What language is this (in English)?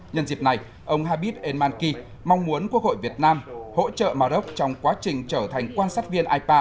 Vietnamese